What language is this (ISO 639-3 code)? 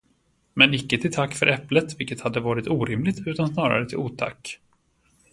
swe